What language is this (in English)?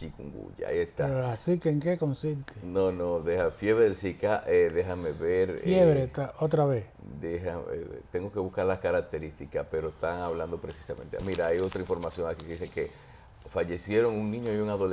Spanish